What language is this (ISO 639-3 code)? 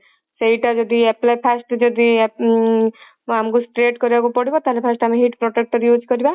ori